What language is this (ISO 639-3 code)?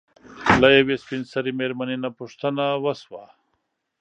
pus